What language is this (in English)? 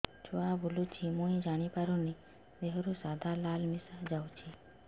Odia